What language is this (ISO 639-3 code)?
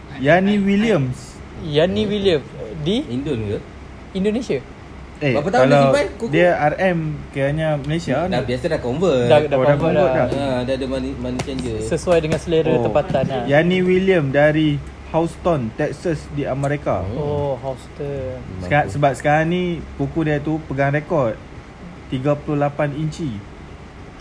msa